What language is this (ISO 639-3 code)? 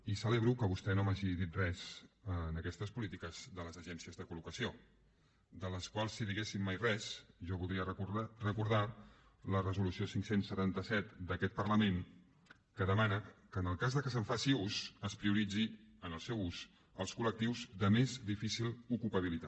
cat